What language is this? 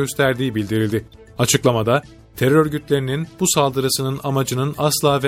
Turkish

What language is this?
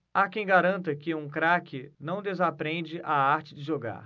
Portuguese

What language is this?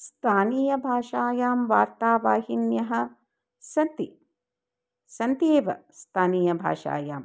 Sanskrit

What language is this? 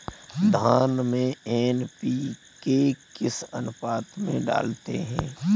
Hindi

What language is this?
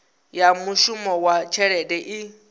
Venda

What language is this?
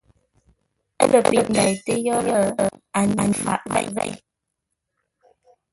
Ngombale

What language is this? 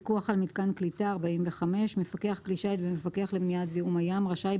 Hebrew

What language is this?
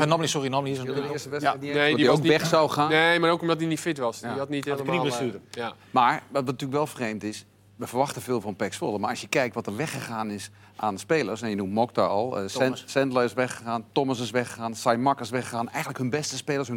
Dutch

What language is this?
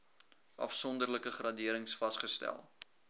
Afrikaans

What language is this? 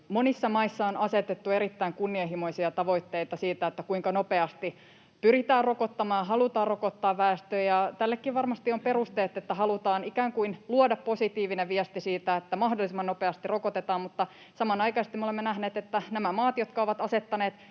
Finnish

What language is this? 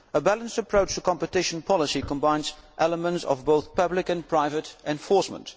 English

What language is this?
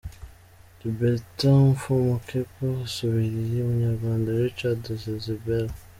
Kinyarwanda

